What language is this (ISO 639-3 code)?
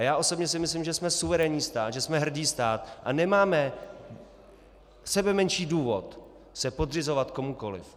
ces